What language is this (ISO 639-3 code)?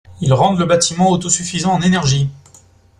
fra